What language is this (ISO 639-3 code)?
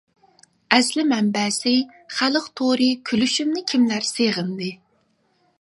uig